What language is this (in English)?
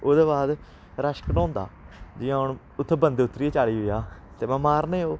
Dogri